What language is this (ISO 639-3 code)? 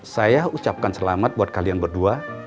ind